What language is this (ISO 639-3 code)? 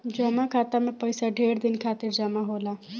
bho